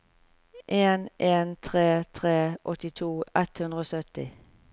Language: Norwegian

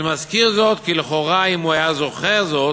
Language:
Hebrew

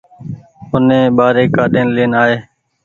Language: Goaria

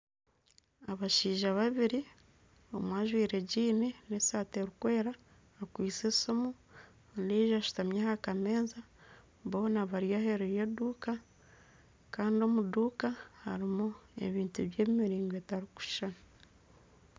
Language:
Nyankole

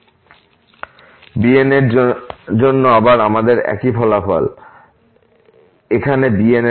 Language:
Bangla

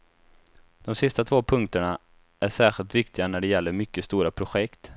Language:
Swedish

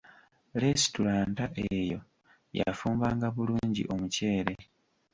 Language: Ganda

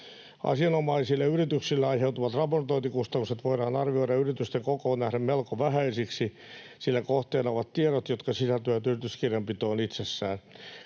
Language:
Finnish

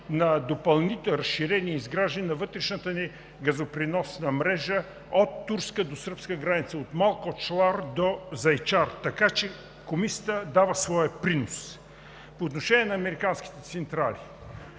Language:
Bulgarian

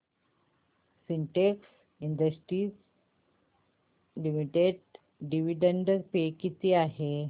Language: Marathi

